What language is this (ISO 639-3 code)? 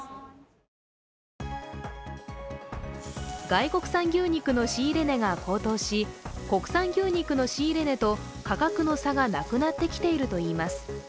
jpn